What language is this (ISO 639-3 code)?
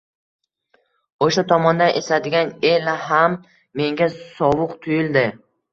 uzb